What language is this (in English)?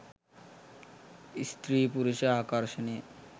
Sinhala